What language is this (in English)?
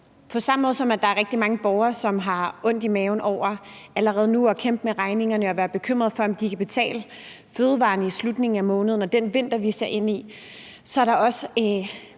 Danish